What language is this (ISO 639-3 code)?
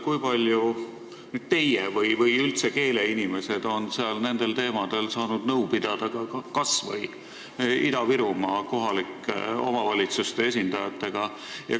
est